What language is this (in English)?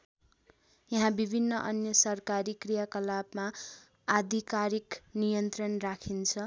Nepali